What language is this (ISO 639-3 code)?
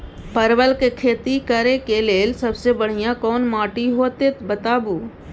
mai